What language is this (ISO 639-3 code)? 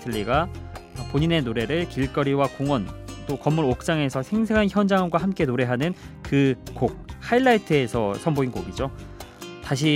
kor